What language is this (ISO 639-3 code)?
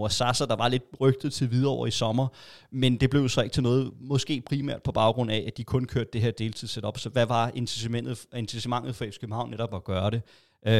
dan